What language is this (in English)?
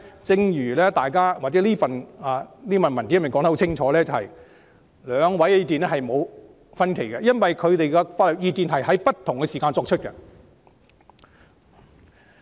Cantonese